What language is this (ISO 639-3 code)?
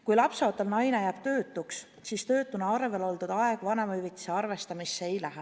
est